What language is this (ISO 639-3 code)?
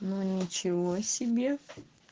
rus